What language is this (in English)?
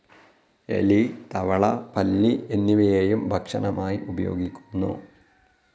Malayalam